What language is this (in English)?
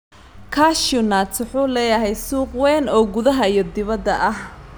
Somali